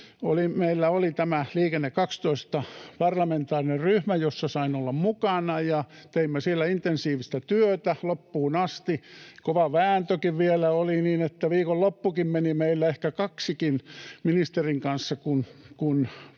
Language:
Finnish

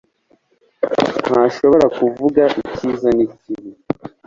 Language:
Kinyarwanda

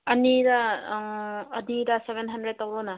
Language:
Manipuri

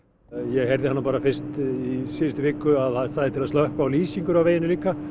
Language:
Icelandic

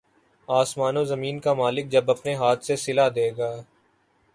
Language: Urdu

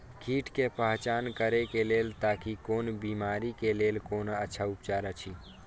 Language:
Maithili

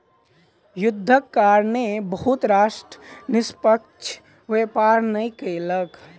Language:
Maithili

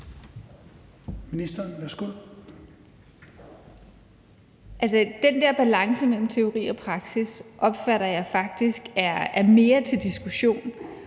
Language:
Danish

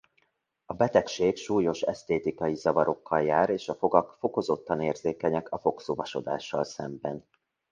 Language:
Hungarian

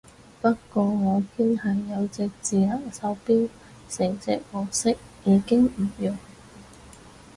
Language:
Cantonese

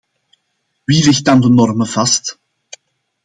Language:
Dutch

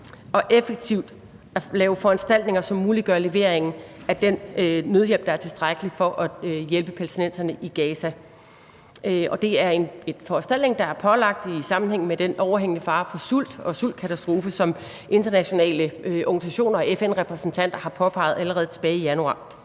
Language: Danish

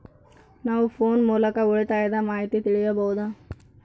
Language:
Kannada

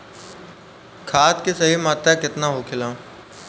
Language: Bhojpuri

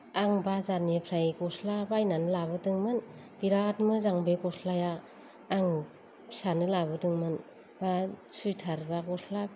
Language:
Bodo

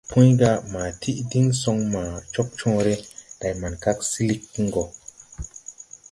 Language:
Tupuri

